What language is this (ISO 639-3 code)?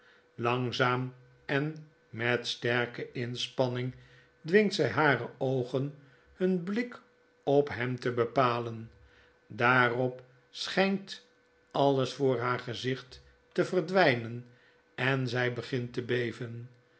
nld